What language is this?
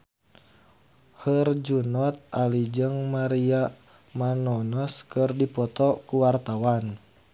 Sundanese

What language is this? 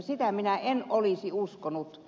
Finnish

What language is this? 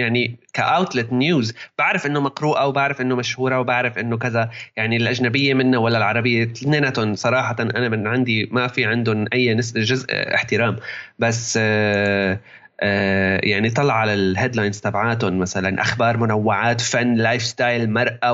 Arabic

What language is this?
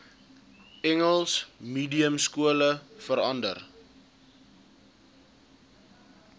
Afrikaans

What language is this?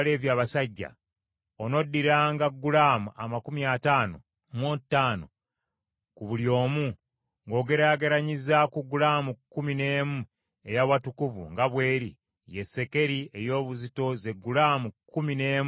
Ganda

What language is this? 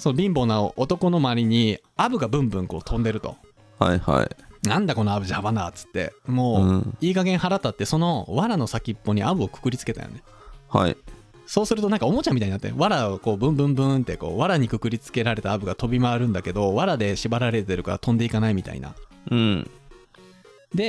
Japanese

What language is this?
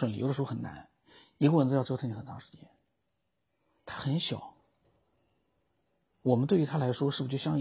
Chinese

